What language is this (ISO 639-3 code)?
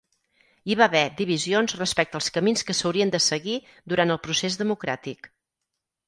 cat